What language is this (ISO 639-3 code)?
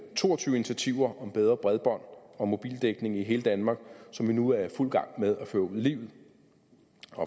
dan